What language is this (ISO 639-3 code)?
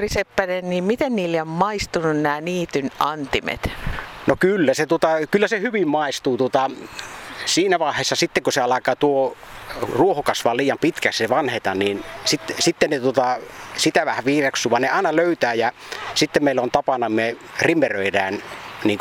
fin